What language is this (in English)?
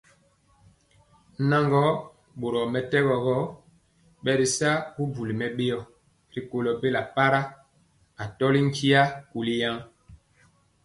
Mpiemo